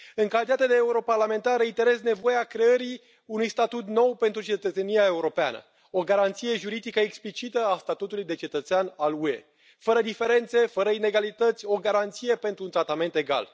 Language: Romanian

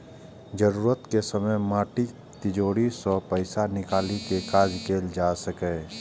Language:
Maithili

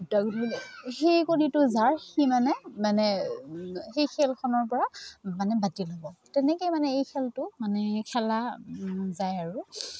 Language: Assamese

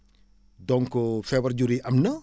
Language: Wolof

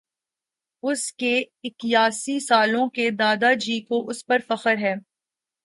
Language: Urdu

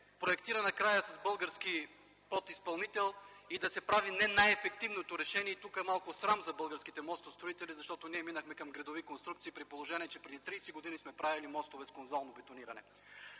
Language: Bulgarian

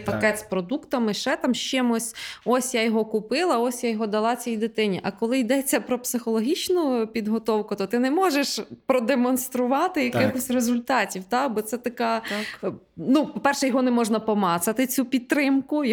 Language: Ukrainian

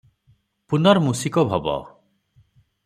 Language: Odia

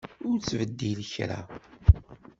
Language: Kabyle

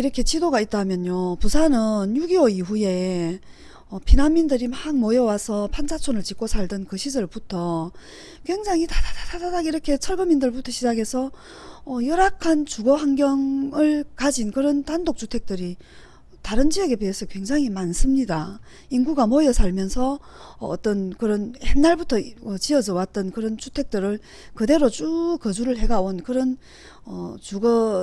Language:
Korean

